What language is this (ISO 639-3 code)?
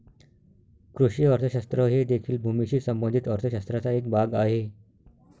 mar